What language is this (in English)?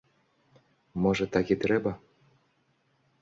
Belarusian